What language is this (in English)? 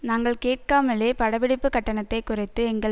Tamil